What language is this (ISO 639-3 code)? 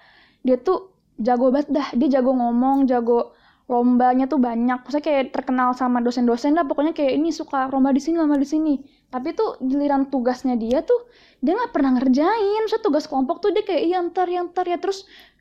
ind